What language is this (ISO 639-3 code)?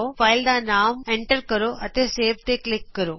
pan